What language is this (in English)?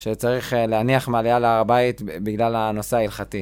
Hebrew